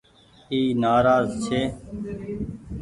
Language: Goaria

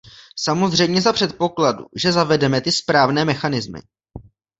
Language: Czech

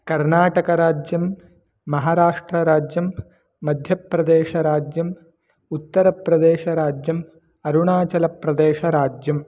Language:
Sanskrit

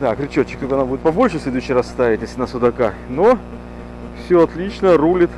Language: Russian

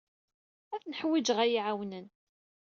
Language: Kabyle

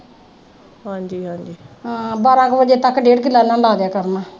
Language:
Punjabi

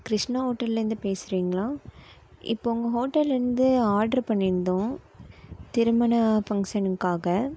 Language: Tamil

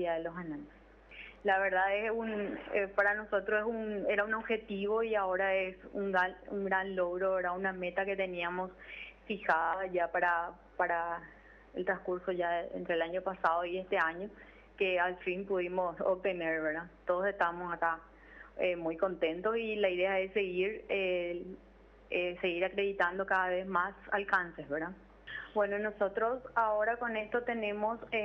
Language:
Spanish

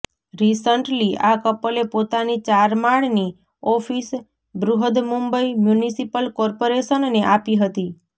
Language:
Gujarati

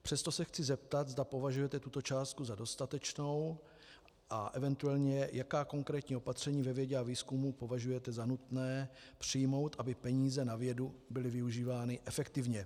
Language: Czech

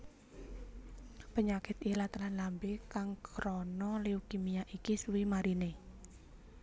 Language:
Javanese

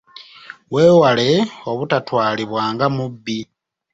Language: Ganda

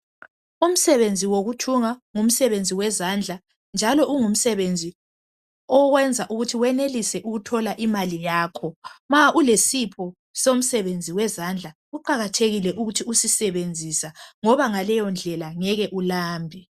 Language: North Ndebele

